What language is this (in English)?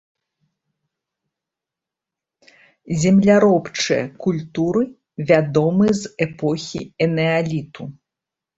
Belarusian